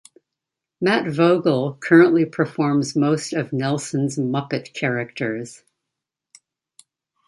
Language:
English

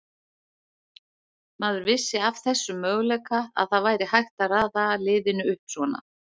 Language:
Icelandic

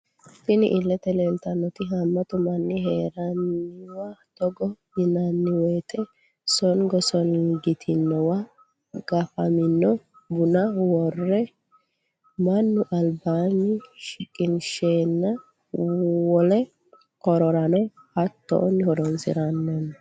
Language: Sidamo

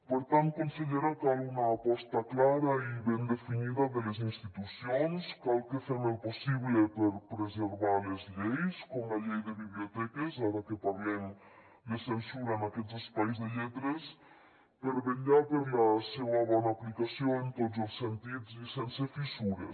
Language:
Catalan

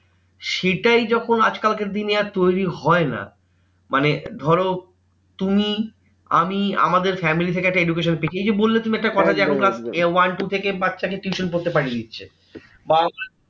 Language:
Bangla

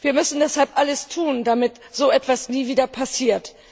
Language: German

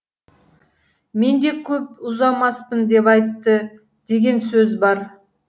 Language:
Kazakh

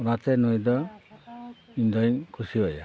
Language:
Santali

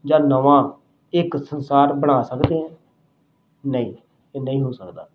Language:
Punjabi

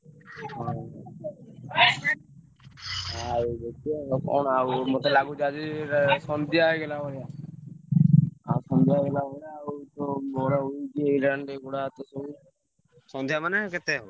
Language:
Odia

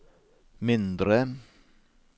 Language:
Norwegian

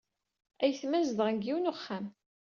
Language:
Kabyle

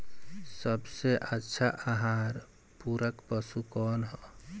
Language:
Bhojpuri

